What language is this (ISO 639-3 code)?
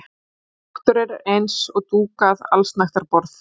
isl